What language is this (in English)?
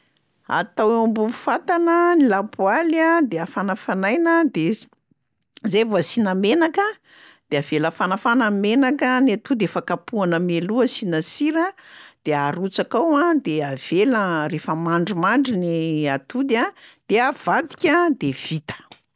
Malagasy